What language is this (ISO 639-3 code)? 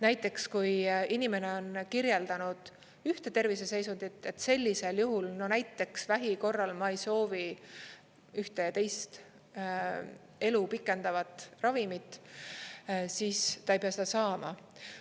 est